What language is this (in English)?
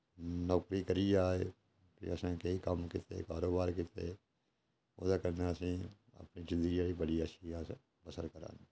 Dogri